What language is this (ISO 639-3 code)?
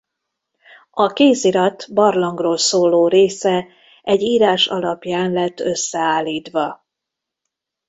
hun